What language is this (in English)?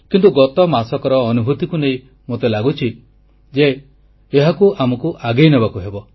Odia